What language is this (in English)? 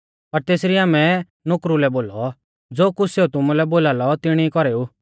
Mahasu Pahari